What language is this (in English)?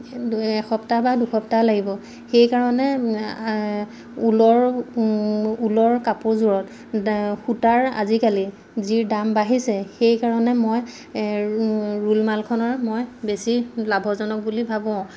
Assamese